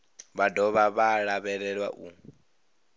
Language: Venda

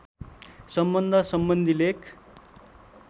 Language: Nepali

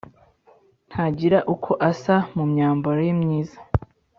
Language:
Kinyarwanda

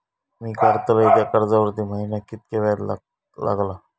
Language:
Marathi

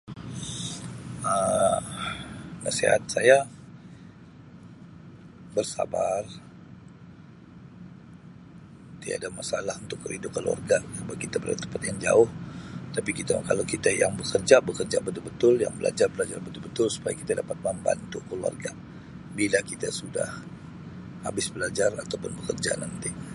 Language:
Sabah Malay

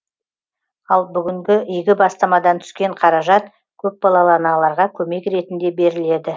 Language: Kazakh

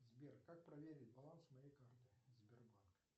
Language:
Russian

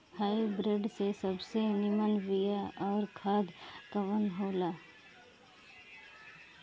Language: Bhojpuri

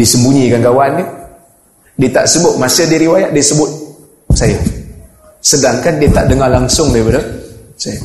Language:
Malay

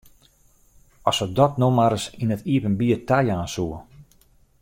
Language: Western Frisian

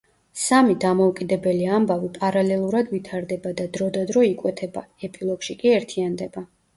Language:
Georgian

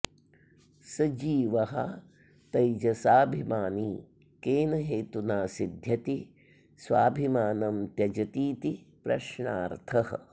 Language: Sanskrit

